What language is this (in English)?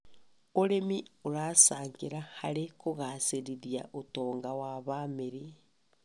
Kikuyu